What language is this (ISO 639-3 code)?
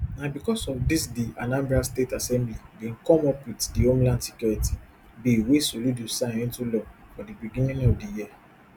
pcm